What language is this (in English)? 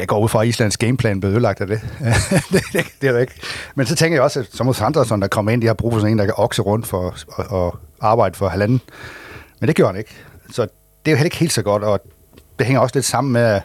Danish